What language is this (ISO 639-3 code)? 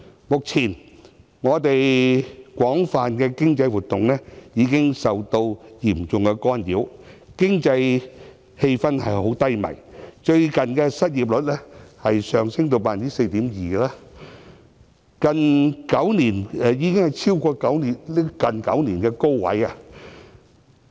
yue